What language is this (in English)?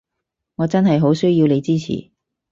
Cantonese